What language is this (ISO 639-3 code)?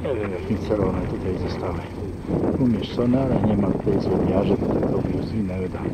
pol